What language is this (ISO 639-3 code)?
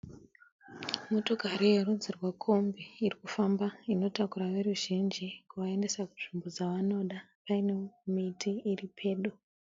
sna